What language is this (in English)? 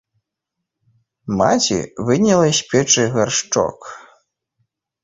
Belarusian